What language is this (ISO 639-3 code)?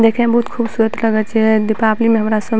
mai